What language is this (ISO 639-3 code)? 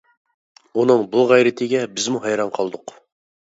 uig